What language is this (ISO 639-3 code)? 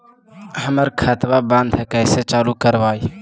mag